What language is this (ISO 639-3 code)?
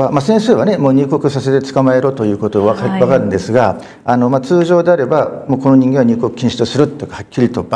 jpn